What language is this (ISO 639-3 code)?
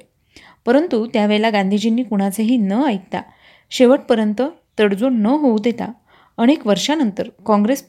mar